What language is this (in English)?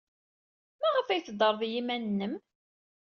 Kabyle